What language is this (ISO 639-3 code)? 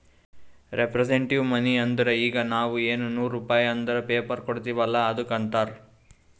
kan